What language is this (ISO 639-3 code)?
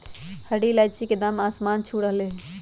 mag